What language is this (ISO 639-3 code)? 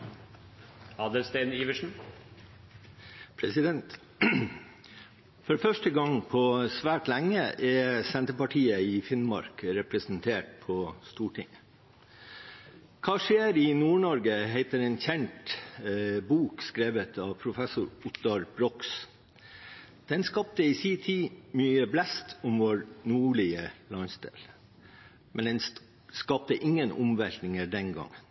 nob